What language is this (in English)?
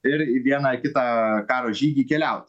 Lithuanian